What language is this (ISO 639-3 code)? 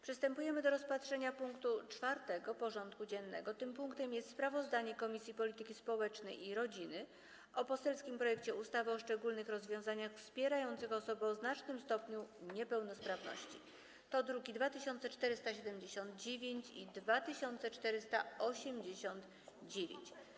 pol